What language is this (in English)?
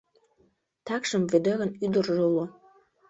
Mari